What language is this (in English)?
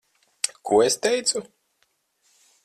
Latvian